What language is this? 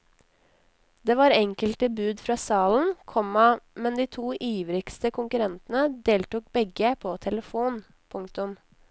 Norwegian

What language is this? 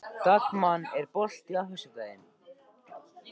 Icelandic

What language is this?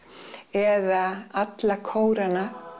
Icelandic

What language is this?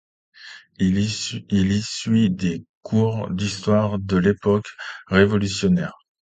French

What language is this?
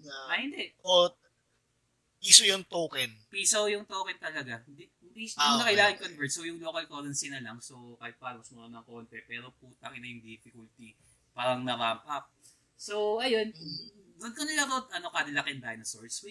Filipino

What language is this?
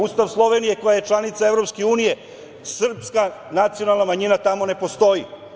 Serbian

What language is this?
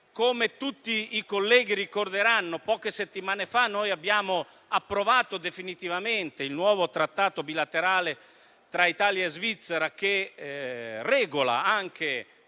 Italian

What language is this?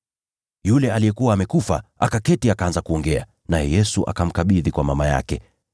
Swahili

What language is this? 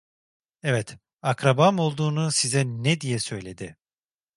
Turkish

